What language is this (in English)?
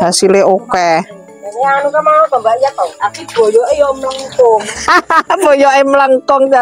Indonesian